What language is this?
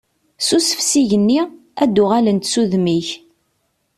Kabyle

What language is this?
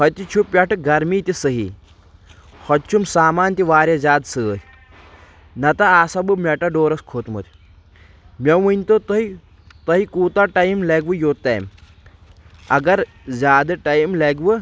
Kashmiri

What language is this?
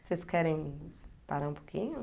Portuguese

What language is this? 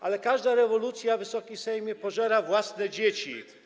Polish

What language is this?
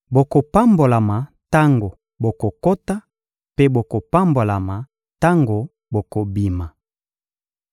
Lingala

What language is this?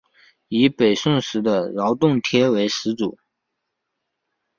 Chinese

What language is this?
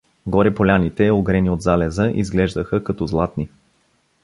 Bulgarian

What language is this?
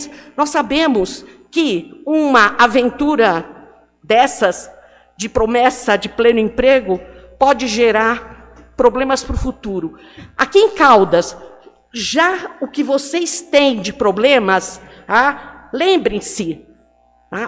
Portuguese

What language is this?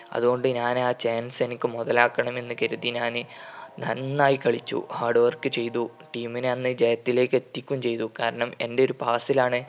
Malayalam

